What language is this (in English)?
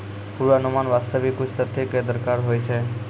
Maithili